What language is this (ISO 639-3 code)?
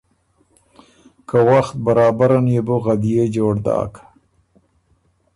oru